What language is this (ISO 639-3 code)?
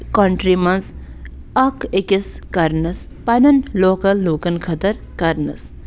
kas